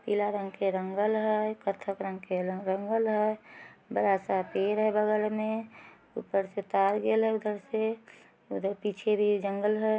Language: Magahi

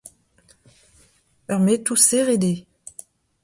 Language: Breton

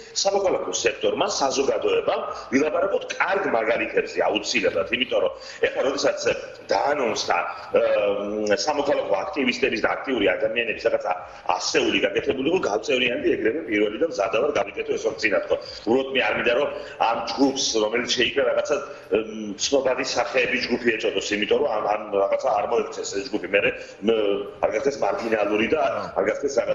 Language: Polish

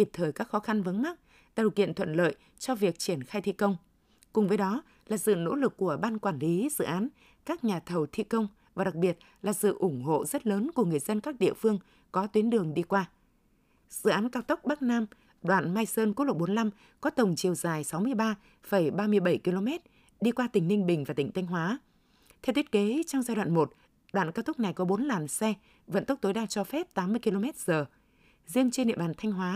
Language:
Vietnamese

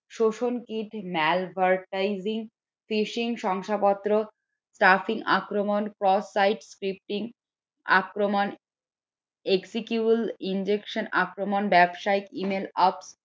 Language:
Bangla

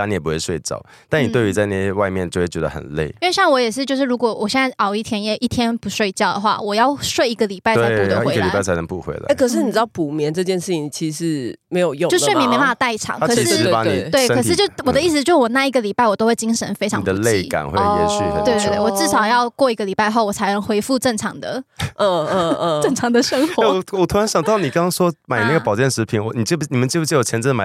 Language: Chinese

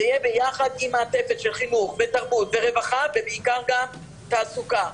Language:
Hebrew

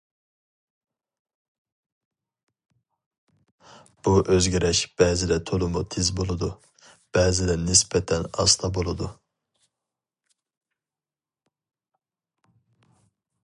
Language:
Uyghur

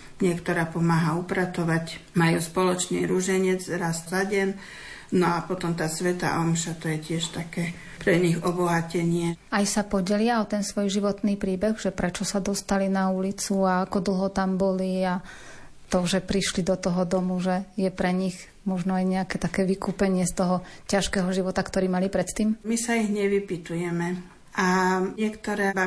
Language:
Slovak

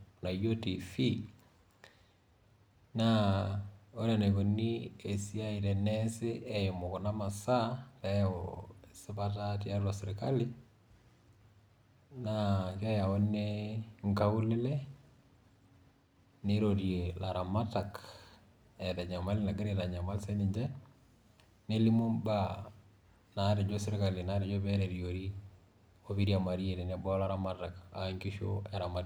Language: Masai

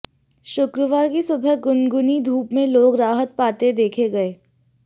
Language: Hindi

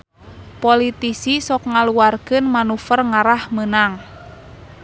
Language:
Sundanese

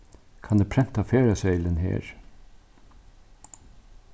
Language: Faroese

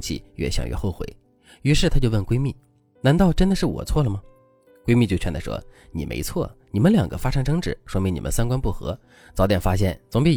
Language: Chinese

